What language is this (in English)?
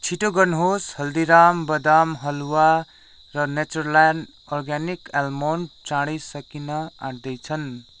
Nepali